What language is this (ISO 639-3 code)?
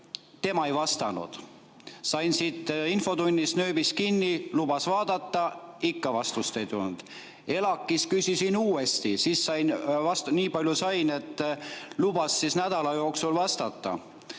est